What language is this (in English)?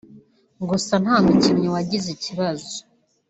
Kinyarwanda